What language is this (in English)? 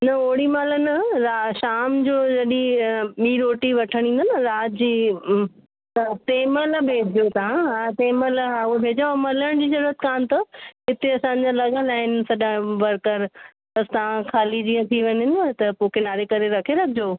Sindhi